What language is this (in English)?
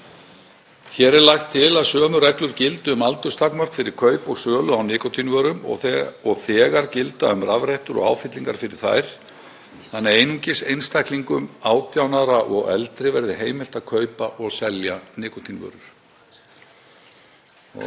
Icelandic